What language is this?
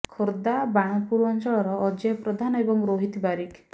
Odia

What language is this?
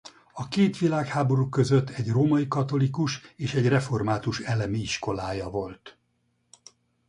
Hungarian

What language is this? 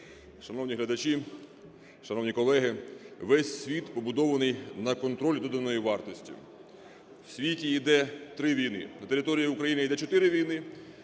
Ukrainian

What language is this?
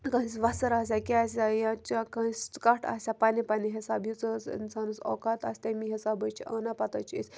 Kashmiri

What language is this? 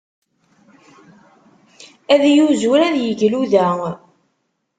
Kabyle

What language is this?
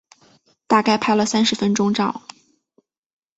Chinese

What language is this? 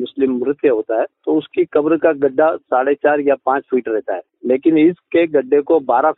Hindi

